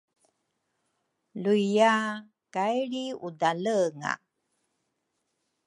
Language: Rukai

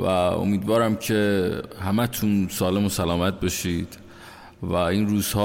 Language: Persian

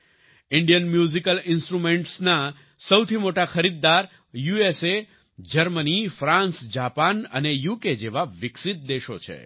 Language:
Gujarati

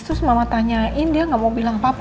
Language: Indonesian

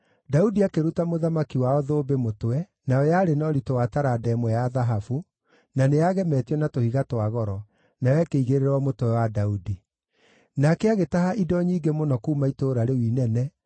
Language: Kikuyu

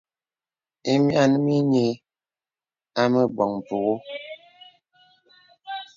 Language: Bebele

